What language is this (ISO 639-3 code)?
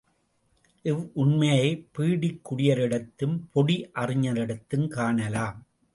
tam